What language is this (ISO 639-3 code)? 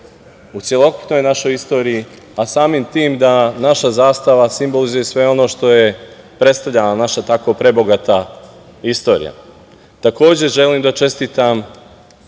srp